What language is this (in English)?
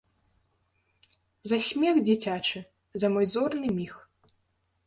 Belarusian